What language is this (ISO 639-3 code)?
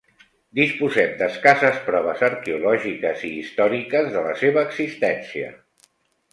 cat